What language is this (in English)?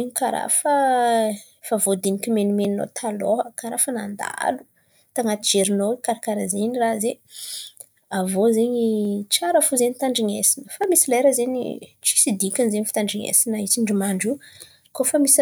Antankarana Malagasy